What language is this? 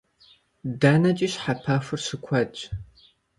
Kabardian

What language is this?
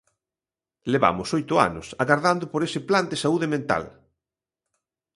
Galician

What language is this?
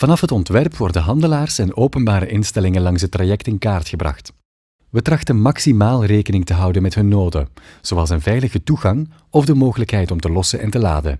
Dutch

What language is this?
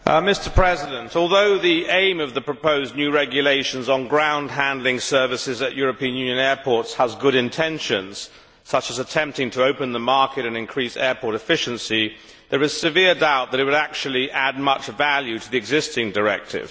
English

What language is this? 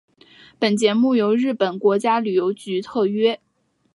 Chinese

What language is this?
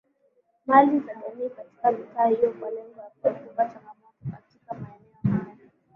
Swahili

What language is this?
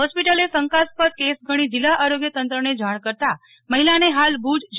Gujarati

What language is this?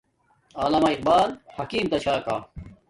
Domaaki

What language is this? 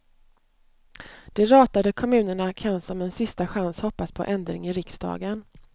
Swedish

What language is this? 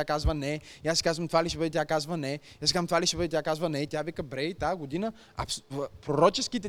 Bulgarian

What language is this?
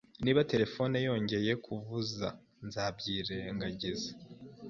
Kinyarwanda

